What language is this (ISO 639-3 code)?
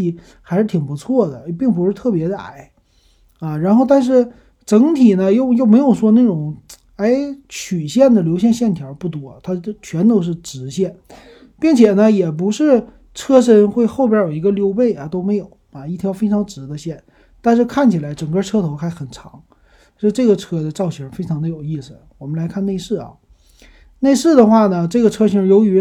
zho